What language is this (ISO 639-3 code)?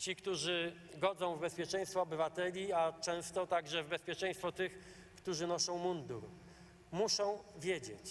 pol